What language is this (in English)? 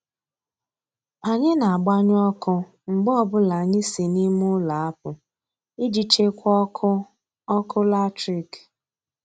Igbo